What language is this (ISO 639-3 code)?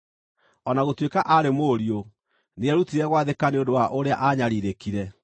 kik